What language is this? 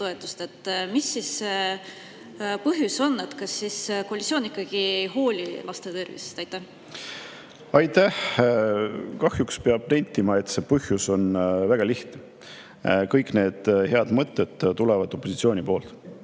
Estonian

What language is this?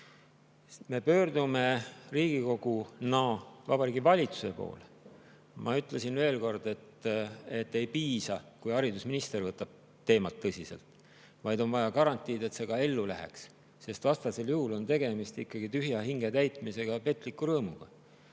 Estonian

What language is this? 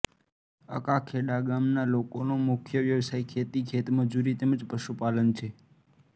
Gujarati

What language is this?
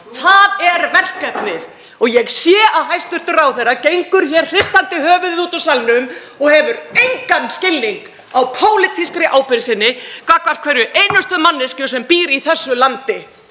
Icelandic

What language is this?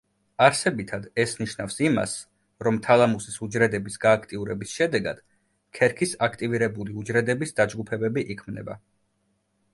Georgian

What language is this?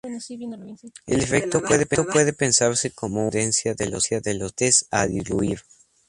Spanish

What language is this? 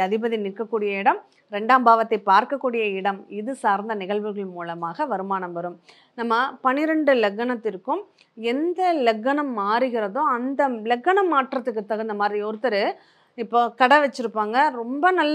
Tamil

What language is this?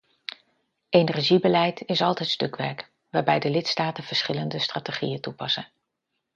Dutch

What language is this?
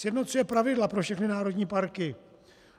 Czech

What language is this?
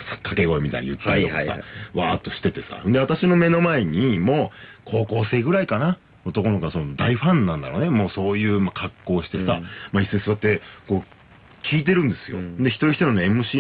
Japanese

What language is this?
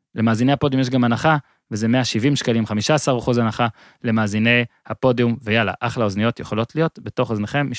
Hebrew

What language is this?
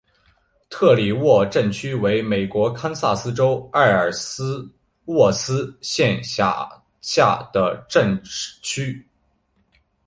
Chinese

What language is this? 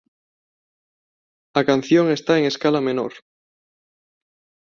Galician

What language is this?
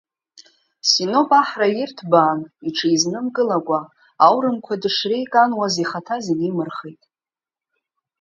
Abkhazian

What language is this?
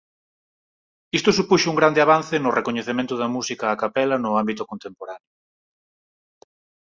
Galician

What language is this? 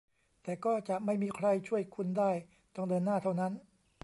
Thai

